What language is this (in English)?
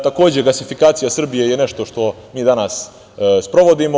Serbian